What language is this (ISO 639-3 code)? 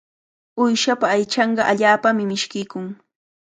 qvl